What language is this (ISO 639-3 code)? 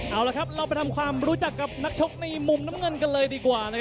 tha